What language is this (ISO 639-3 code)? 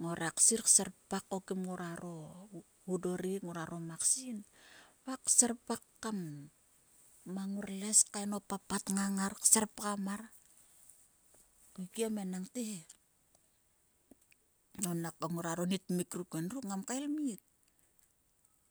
sua